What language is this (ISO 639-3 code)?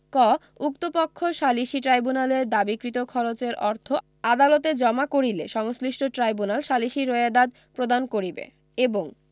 ben